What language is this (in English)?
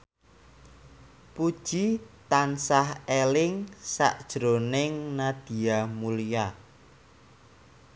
Javanese